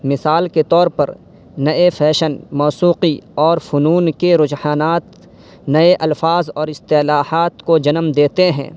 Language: Urdu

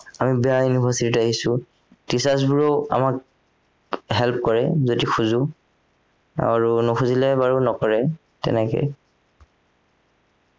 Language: Assamese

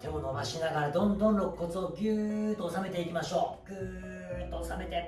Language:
Japanese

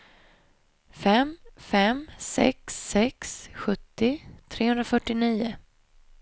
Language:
Swedish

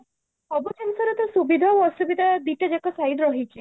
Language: Odia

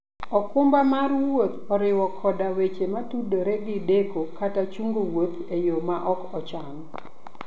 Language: Luo (Kenya and Tanzania)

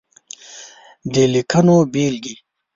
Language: Pashto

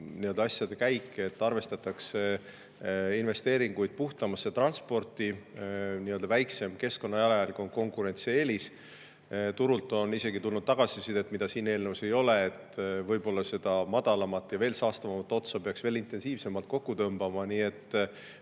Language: Estonian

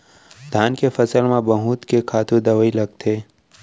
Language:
Chhattisgarhi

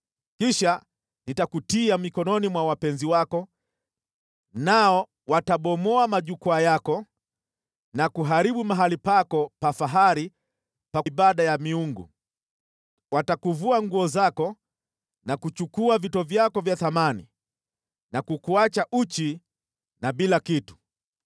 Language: Swahili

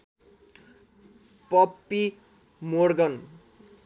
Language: Nepali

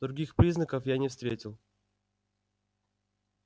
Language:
Russian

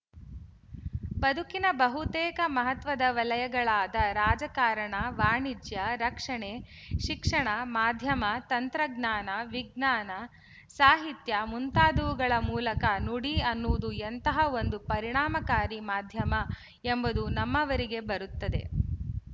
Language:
Kannada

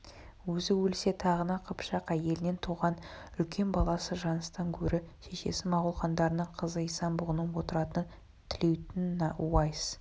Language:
Kazakh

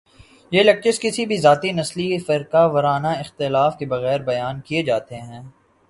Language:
Urdu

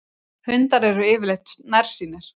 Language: Icelandic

